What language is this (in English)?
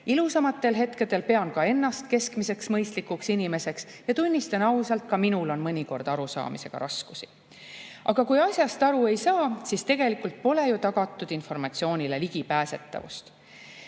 Estonian